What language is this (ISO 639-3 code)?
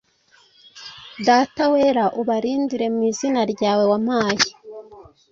kin